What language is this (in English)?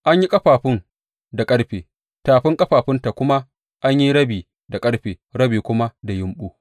Hausa